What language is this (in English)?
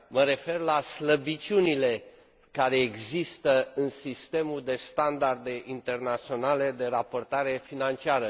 Romanian